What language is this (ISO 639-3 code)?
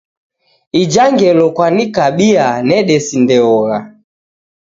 dav